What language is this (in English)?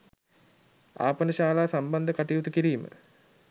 Sinhala